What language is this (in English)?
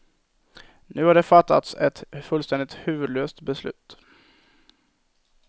Swedish